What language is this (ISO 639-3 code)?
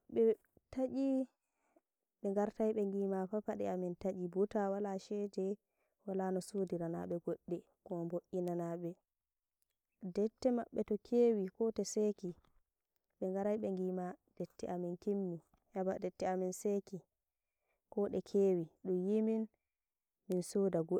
fuv